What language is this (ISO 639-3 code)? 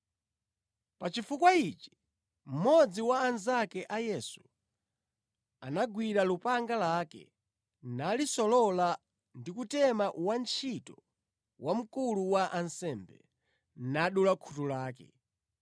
nya